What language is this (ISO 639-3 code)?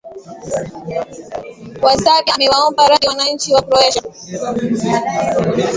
swa